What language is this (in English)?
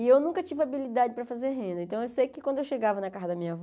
Portuguese